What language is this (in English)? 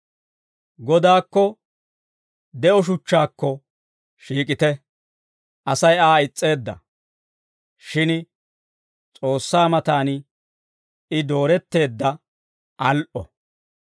Dawro